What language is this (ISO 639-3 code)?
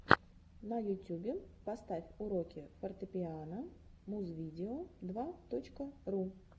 rus